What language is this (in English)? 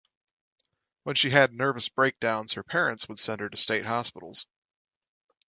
English